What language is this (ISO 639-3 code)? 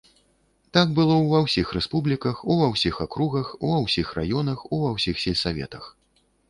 bel